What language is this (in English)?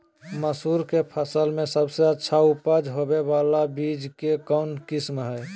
Magahi